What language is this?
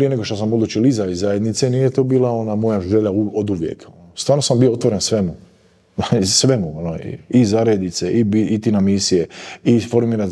Croatian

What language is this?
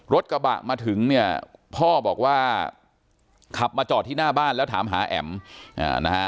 Thai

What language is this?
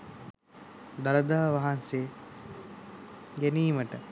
Sinhala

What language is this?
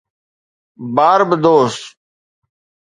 Sindhi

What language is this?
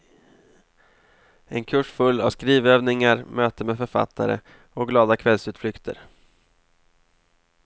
Swedish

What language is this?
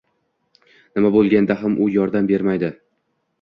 Uzbek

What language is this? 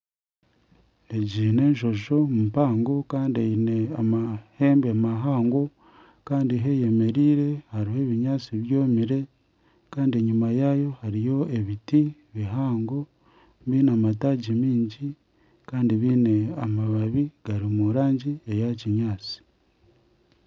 Nyankole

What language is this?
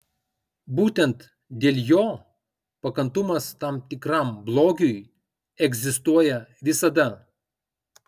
Lithuanian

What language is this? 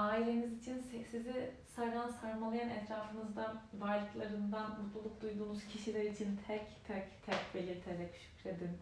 Turkish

